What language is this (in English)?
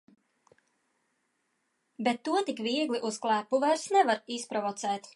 Latvian